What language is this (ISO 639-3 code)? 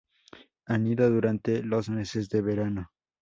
spa